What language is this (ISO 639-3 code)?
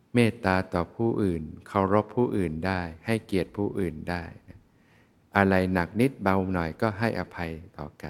tha